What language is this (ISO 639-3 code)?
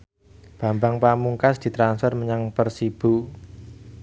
jav